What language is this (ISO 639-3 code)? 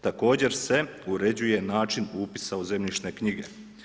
hrv